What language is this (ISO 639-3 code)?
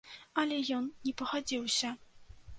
bel